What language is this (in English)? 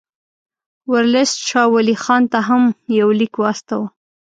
Pashto